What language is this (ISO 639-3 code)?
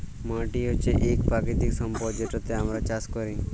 ben